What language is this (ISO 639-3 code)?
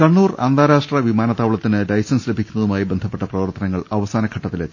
mal